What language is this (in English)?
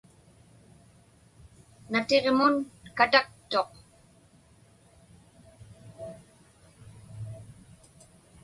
Inupiaq